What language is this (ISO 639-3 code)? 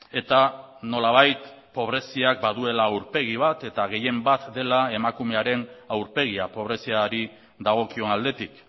eus